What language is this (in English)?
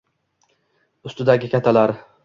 Uzbek